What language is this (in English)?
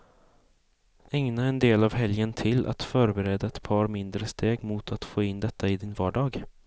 Swedish